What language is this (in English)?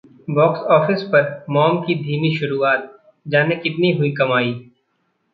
Hindi